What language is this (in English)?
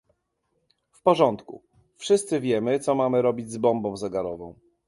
Polish